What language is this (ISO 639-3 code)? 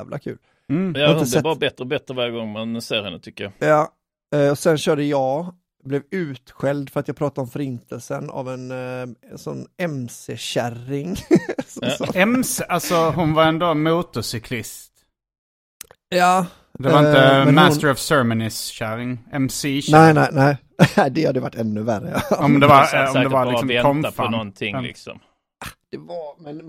swe